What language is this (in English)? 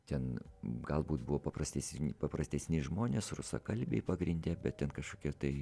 Lithuanian